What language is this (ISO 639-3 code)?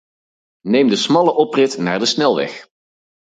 nld